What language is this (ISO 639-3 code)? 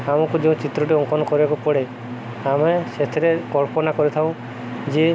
ori